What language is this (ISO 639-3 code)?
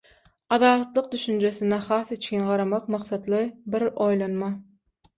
tuk